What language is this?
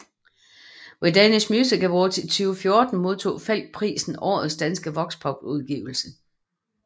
Danish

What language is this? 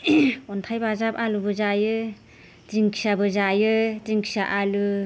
Bodo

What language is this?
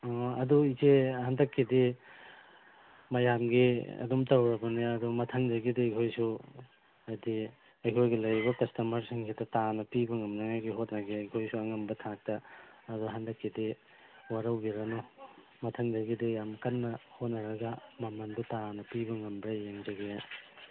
Manipuri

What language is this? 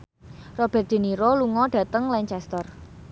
Javanese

